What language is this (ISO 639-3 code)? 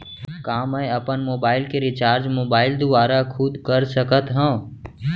hne